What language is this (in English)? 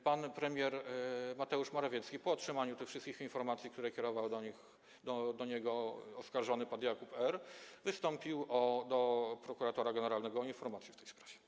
Polish